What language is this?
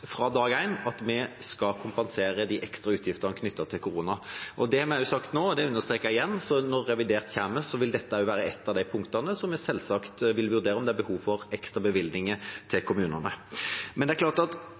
Norwegian Bokmål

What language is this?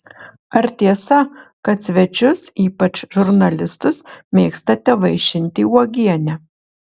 Lithuanian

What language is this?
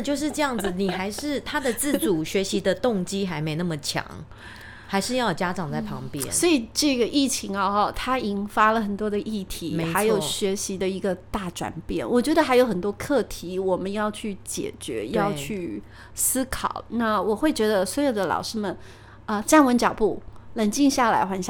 Chinese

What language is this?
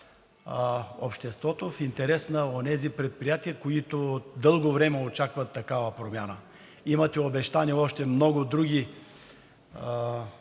Bulgarian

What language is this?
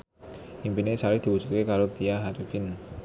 Javanese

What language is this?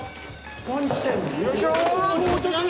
Japanese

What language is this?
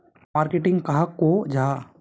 Magahi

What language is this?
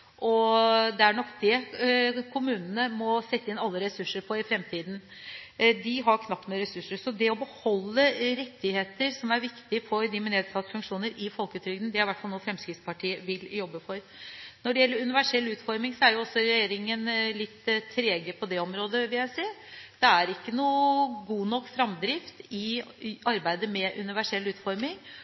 Norwegian Bokmål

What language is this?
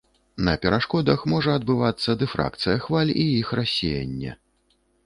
Belarusian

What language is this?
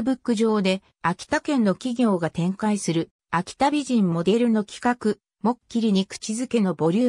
Japanese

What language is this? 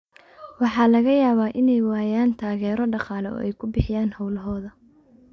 Somali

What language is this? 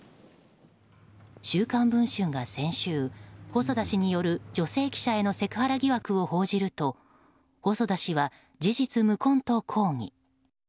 Japanese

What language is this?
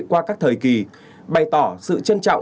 Vietnamese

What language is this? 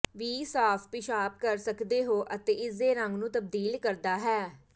Punjabi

